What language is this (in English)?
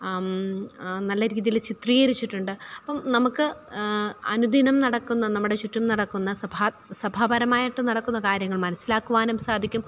Malayalam